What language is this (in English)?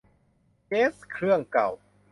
Thai